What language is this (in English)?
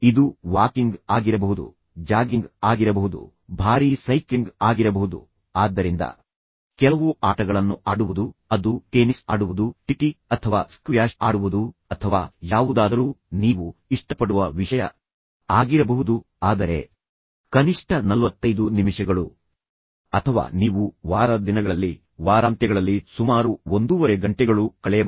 Kannada